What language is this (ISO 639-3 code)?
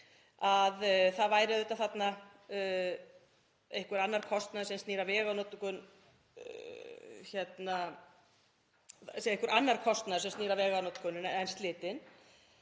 isl